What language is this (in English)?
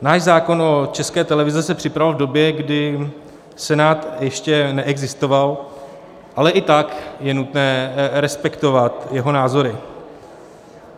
Czech